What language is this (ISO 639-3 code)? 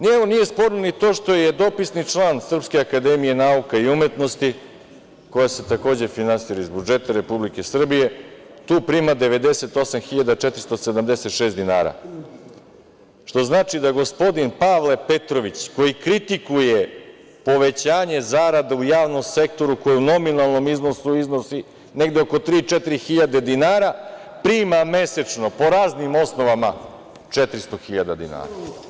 srp